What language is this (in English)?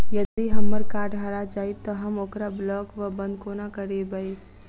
Maithili